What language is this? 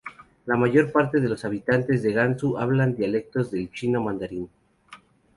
Spanish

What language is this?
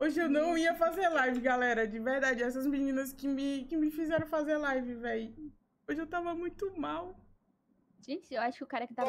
Portuguese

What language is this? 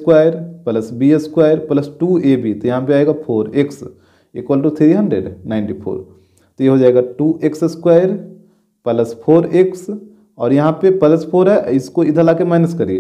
Hindi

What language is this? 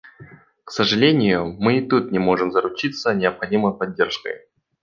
Russian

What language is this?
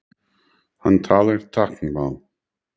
Icelandic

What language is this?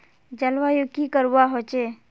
Magahi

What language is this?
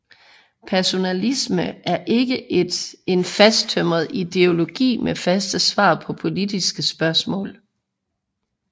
Danish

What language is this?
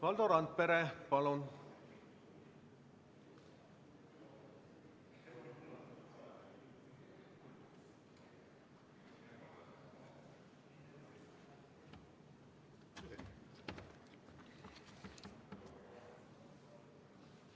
Estonian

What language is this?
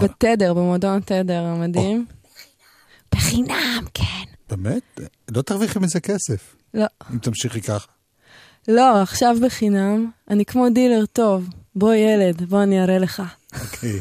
Hebrew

